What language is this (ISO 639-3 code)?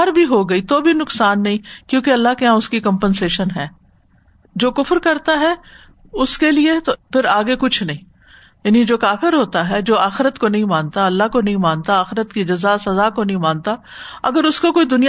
urd